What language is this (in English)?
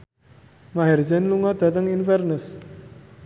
Javanese